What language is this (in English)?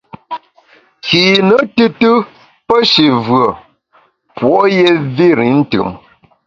Bamun